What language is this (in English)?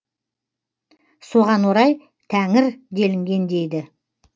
Kazakh